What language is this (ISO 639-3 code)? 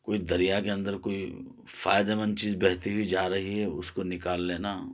urd